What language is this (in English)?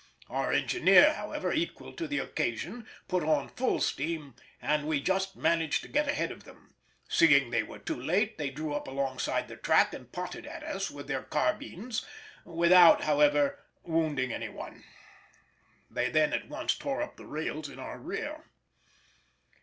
English